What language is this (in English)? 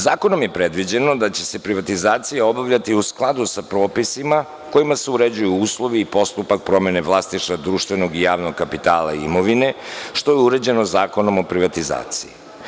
Serbian